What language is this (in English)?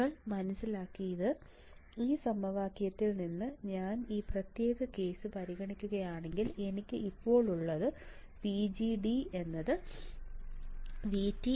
Malayalam